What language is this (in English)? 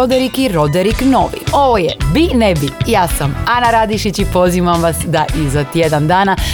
Croatian